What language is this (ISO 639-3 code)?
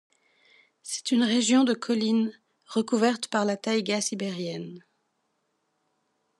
fra